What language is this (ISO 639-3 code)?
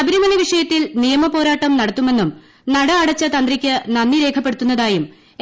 mal